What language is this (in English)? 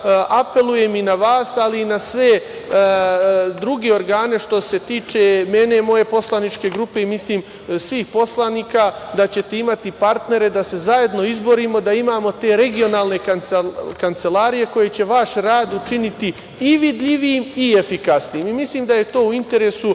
Serbian